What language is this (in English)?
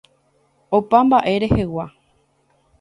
Guarani